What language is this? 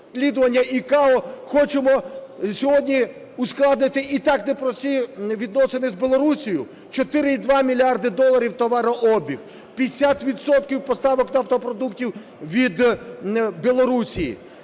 Ukrainian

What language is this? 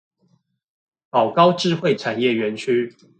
Chinese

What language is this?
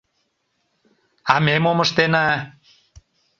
Mari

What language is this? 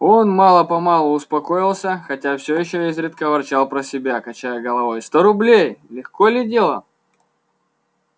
Russian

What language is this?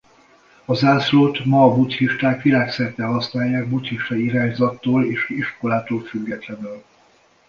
Hungarian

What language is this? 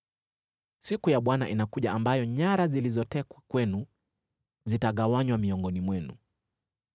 Swahili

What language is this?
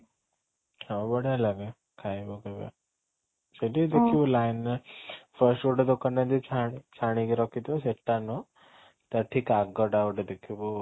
Odia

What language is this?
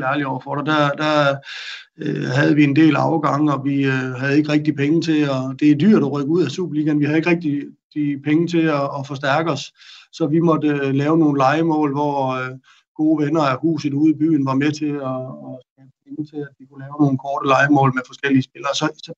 Danish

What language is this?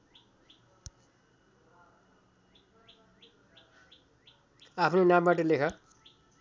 Nepali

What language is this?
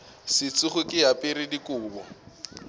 Northern Sotho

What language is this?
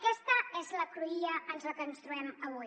Catalan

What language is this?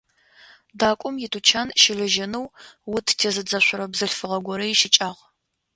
Adyghe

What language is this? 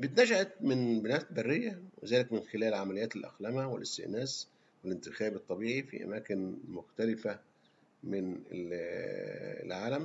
Arabic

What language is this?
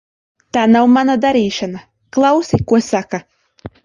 Latvian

